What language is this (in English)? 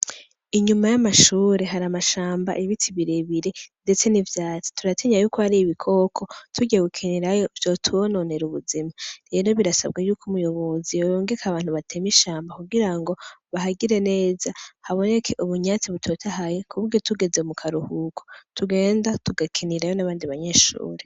Rundi